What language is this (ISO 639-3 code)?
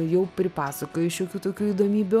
lit